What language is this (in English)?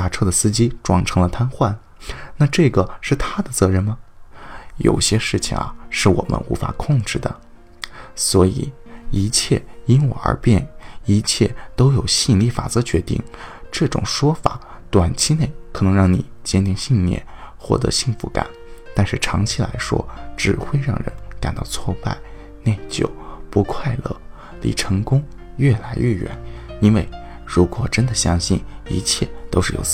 Chinese